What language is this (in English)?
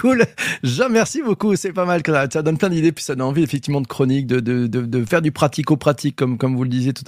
French